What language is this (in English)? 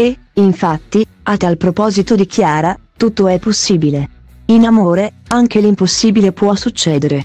Italian